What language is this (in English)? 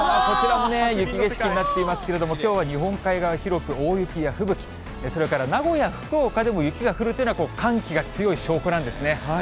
Japanese